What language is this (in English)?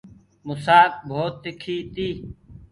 Gurgula